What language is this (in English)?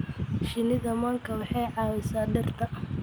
Somali